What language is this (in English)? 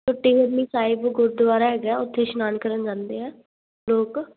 Punjabi